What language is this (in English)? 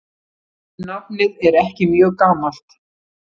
Icelandic